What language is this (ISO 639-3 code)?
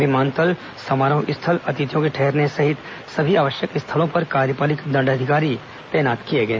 hin